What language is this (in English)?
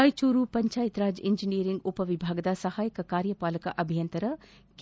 Kannada